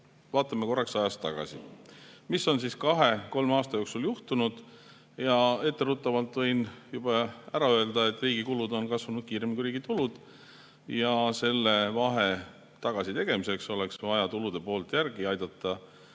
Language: Estonian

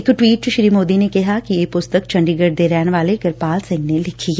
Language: Punjabi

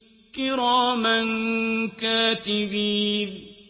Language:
Arabic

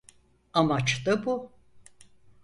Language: Turkish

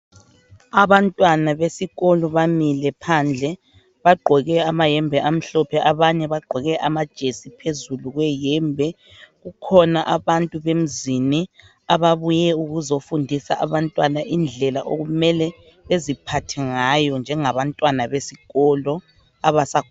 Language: North Ndebele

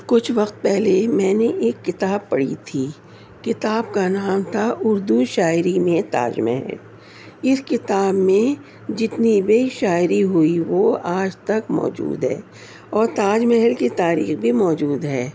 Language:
Urdu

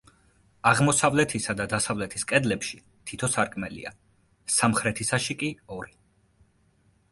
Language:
Georgian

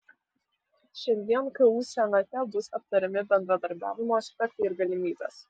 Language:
Lithuanian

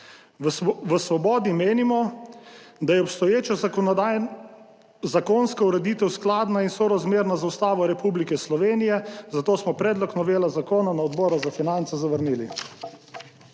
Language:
Slovenian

